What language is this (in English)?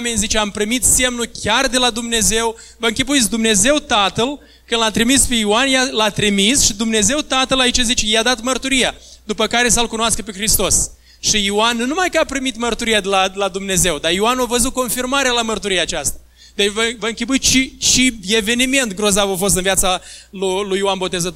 Romanian